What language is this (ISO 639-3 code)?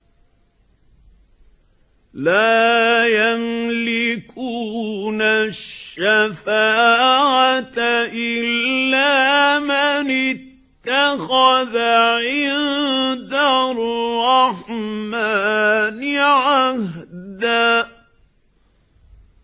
ara